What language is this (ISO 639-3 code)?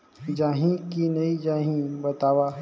hne